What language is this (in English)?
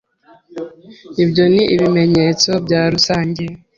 Kinyarwanda